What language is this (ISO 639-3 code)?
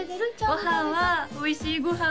jpn